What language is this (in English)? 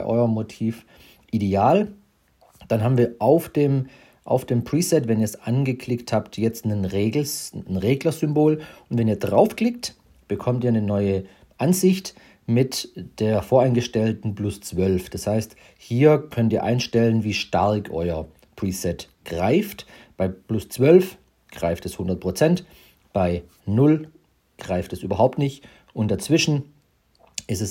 German